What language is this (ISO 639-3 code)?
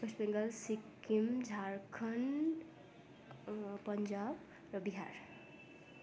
nep